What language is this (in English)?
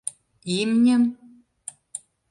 Mari